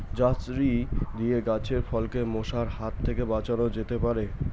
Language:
Bangla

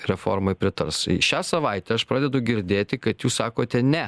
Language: Lithuanian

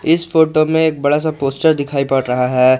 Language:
Hindi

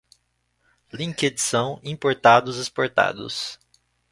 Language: Portuguese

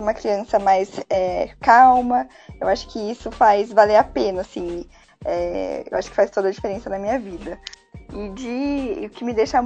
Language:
Portuguese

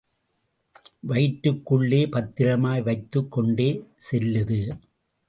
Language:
Tamil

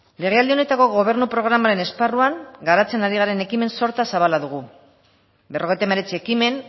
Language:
Basque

